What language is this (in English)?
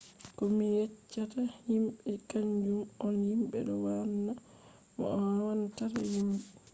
Fula